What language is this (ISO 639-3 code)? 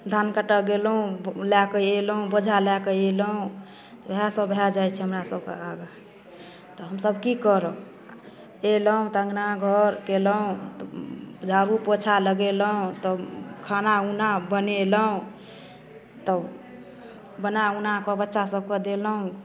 mai